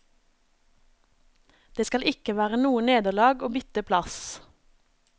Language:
Norwegian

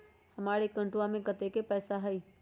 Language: Magahi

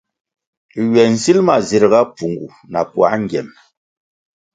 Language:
Kwasio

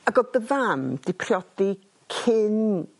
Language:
Welsh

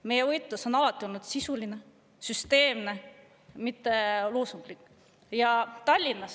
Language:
Estonian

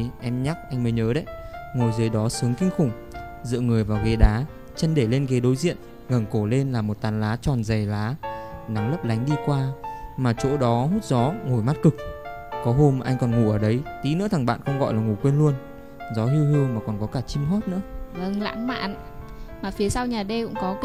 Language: Vietnamese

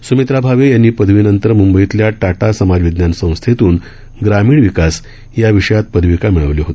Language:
Marathi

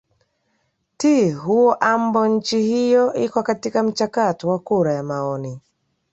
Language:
Swahili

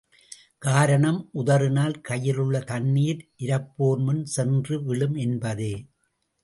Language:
Tamil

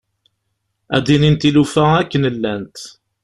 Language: Kabyle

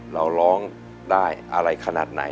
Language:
Thai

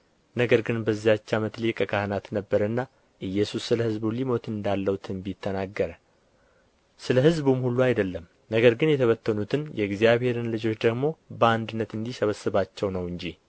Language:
Amharic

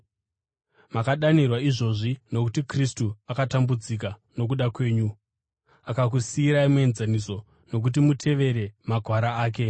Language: Shona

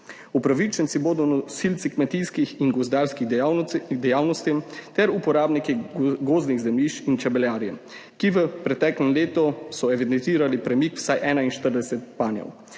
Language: Slovenian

